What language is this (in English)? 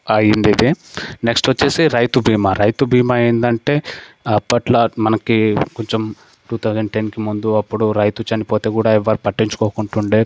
Telugu